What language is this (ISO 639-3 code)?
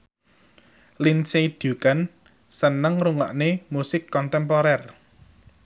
jav